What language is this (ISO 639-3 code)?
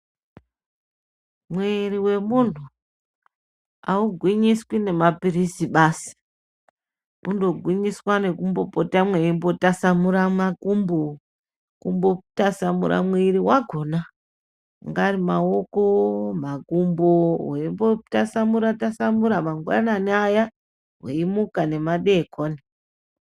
ndc